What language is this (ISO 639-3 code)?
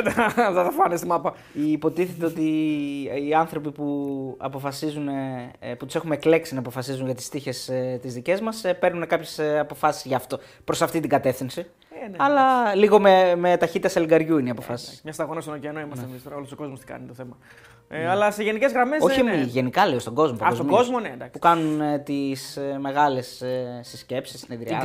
ell